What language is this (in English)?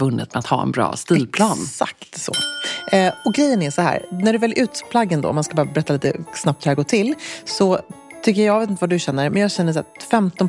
Swedish